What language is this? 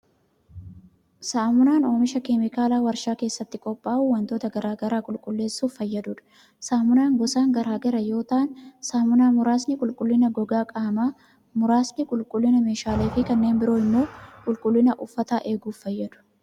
Oromo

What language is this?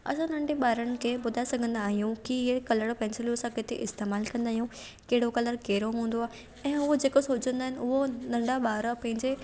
Sindhi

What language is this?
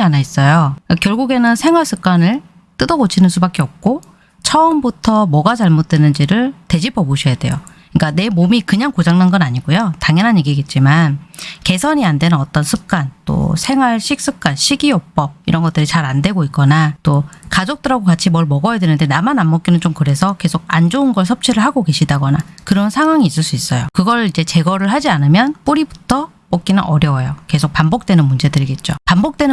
Korean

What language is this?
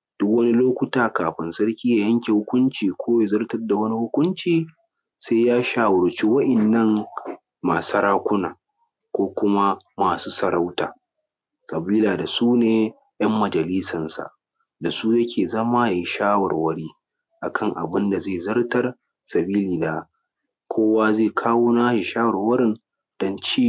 Hausa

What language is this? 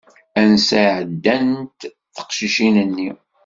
Kabyle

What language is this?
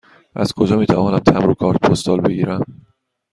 Persian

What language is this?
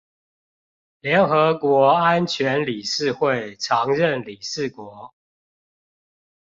Chinese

